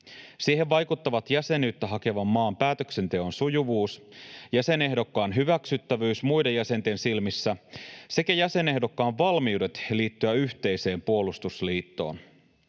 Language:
Finnish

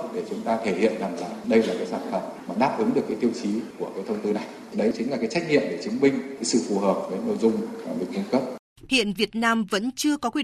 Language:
Vietnamese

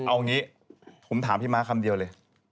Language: Thai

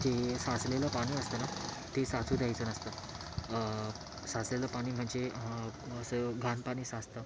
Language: Marathi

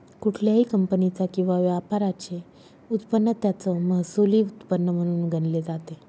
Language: Marathi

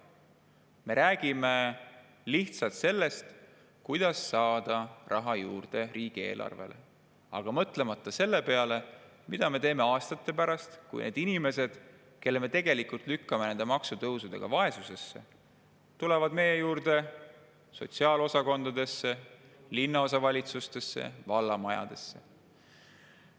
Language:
Estonian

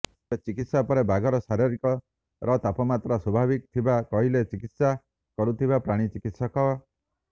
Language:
Odia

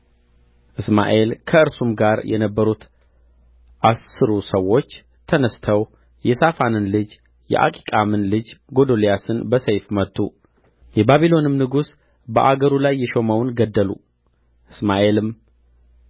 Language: Amharic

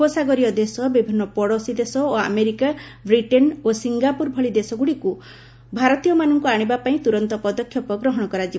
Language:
Odia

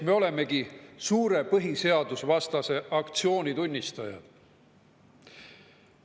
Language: Estonian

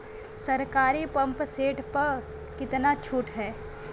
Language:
Bhojpuri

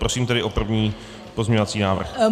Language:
Czech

